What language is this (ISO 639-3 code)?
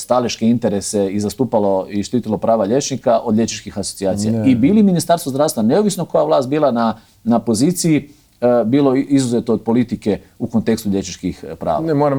hrv